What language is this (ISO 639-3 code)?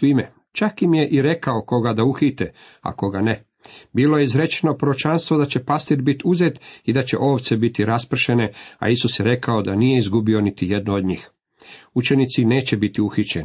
hrv